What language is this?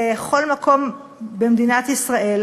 Hebrew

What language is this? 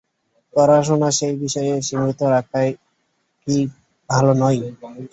Bangla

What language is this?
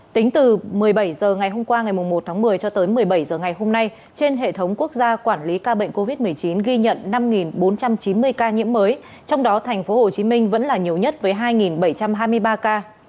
Vietnamese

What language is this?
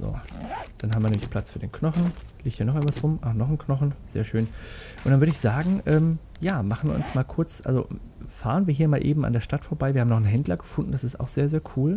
German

